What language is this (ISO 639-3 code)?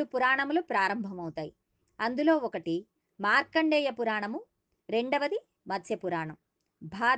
tel